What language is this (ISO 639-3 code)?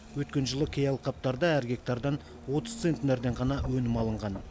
kaz